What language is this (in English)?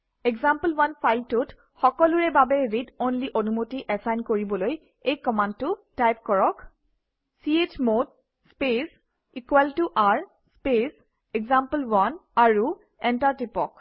Assamese